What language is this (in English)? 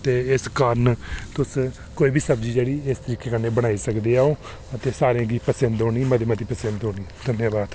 Dogri